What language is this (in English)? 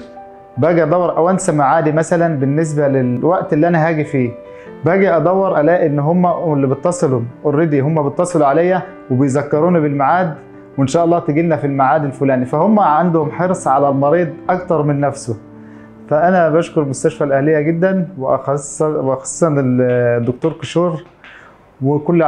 Arabic